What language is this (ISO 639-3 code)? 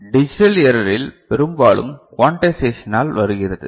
tam